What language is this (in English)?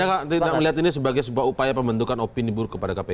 Indonesian